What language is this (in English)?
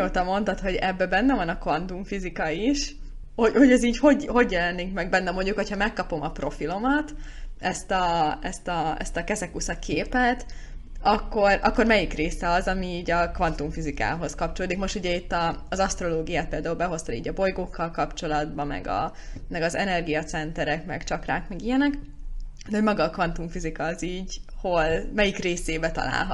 Hungarian